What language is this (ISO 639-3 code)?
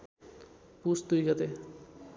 nep